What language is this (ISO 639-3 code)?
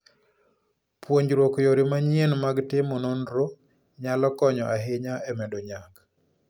luo